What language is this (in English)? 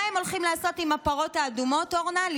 Hebrew